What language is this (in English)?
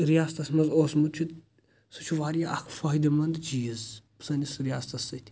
Kashmiri